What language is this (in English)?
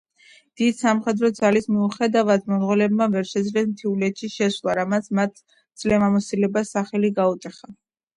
Georgian